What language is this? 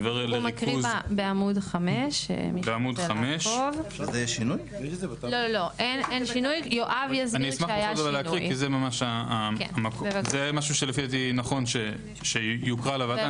Hebrew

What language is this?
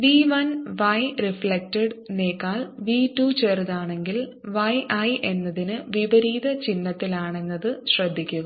Malayalam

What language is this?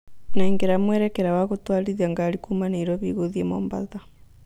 Kikuyu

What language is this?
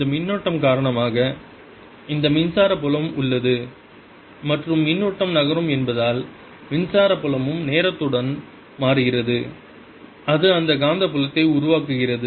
Tamil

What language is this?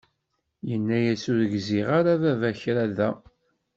Kabyle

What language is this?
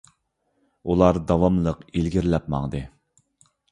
Uyghur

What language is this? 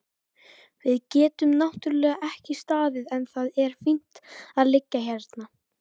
Icelandic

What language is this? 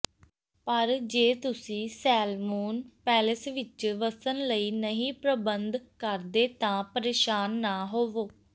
Punjabi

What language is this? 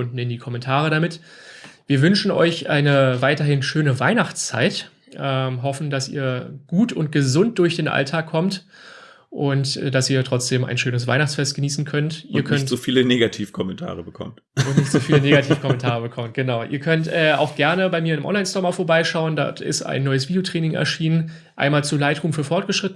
German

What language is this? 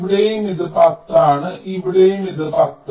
Malayalam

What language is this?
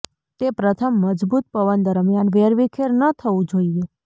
Gujarati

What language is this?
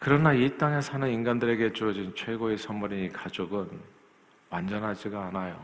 Korean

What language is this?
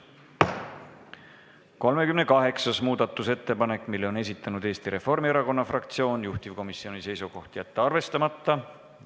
Estonian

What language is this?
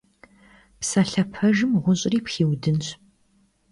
Kabardian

